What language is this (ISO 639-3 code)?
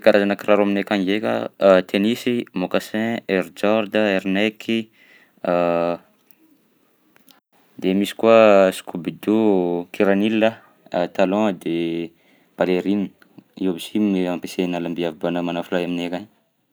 bzc